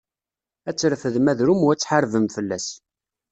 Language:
Kabyle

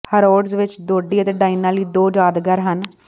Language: Punjabi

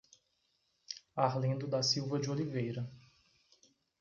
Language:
Portuguese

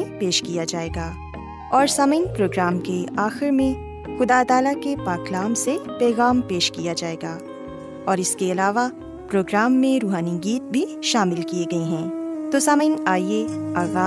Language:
Urdu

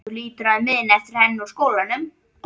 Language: Icelandic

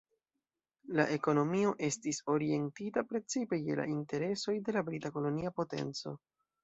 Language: Esperanto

